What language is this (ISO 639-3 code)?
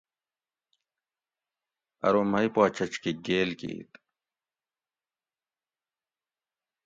gwc